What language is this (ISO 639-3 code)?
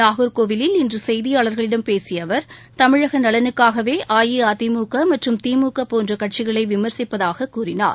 tam